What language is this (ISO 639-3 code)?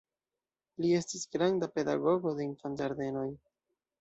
epo